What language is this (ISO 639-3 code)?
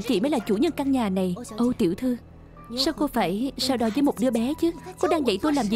vie